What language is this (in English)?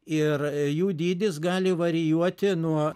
Lithuanian